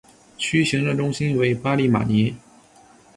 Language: Chinese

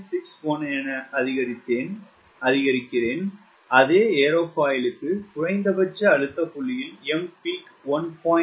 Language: Tamil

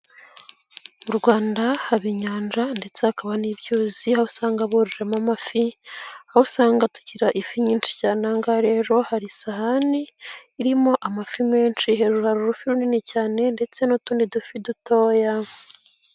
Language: Kinyarwanda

